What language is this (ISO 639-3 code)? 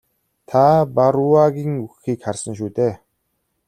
mon